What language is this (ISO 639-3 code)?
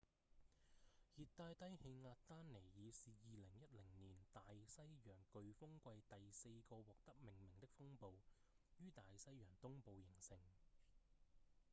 yue